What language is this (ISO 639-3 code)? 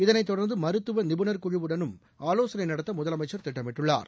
tam